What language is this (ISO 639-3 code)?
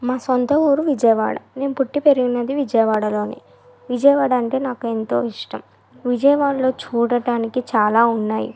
tel